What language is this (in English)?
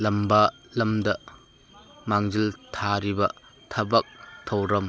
Manipuri